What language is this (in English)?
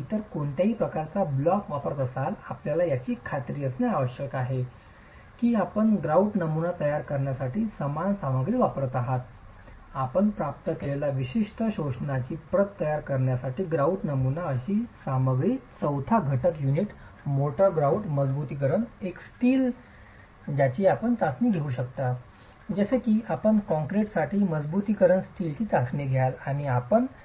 Marathi